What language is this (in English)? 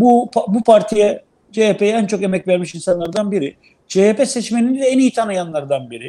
Turkish